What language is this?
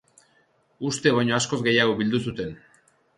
Basque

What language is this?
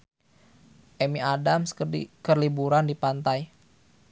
Sundanese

